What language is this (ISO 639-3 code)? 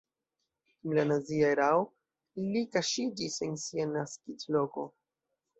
epo